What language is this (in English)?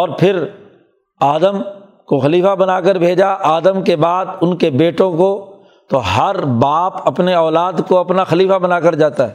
Urdu